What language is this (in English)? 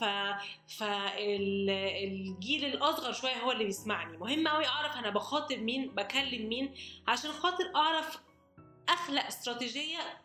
Arabic